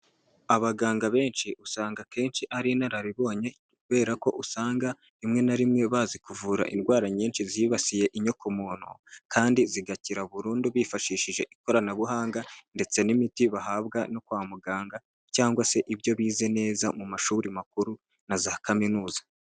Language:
Kinyarwanda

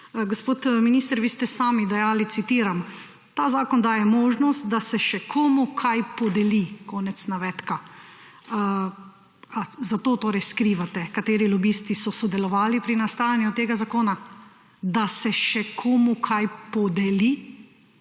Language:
Slovenian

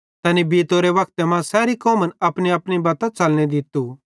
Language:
Bhadrawahi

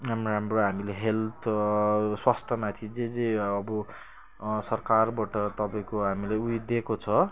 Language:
Nepali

